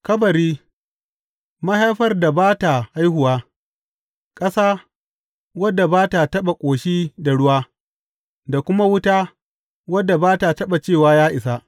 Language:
Hausa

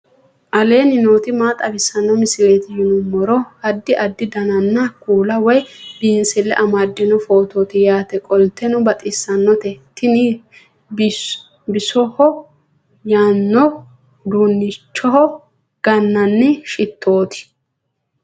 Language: Sidamo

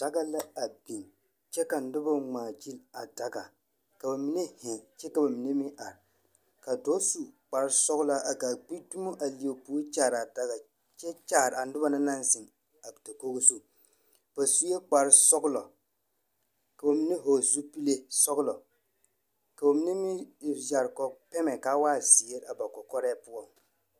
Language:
Southern Dagaare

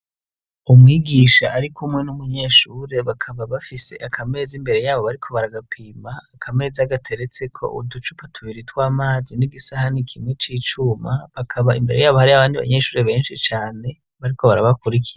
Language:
Rundi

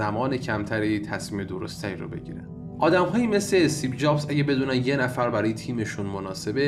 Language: Persian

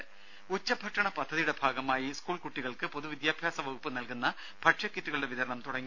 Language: Malayalam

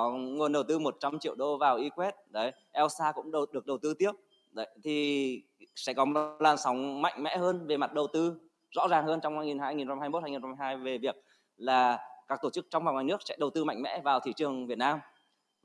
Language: Vietnamese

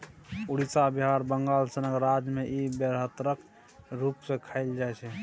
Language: Maithili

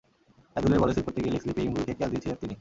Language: Bangla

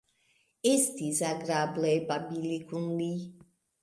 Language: Esperanto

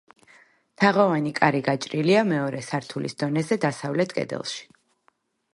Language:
Georgian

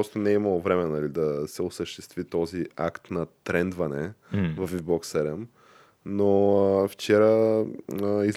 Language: Bulgarian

